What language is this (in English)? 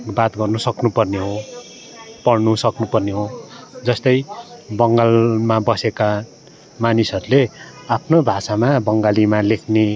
Nepali